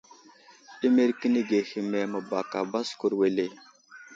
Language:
Wuzlam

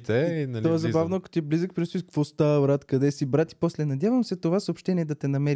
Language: Bulgarian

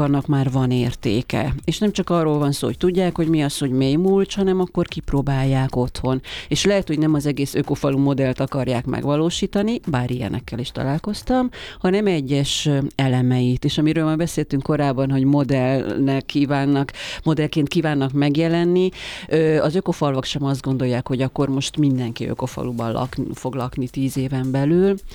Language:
Hungarian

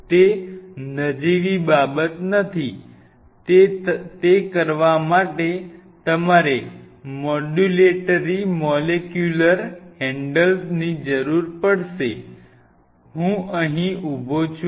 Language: Gujarati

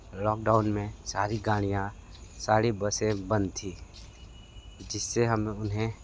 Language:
Hindi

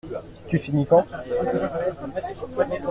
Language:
French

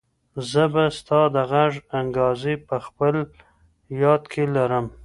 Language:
Pashto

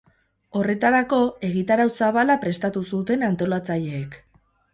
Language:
Basque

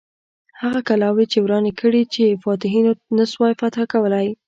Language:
Pashto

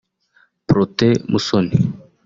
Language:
Kinyarwanda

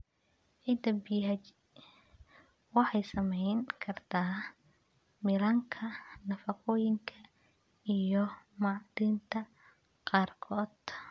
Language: Somali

